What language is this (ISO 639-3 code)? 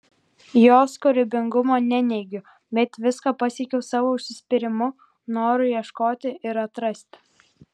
lit